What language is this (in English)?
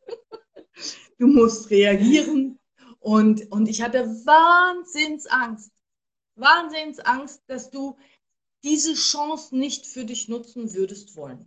German